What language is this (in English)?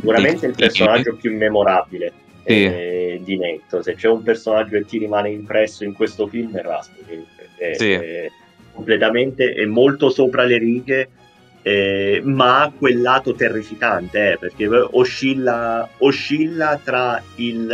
Italian